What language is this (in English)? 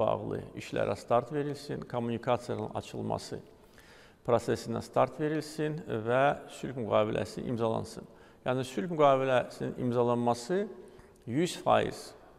Turkish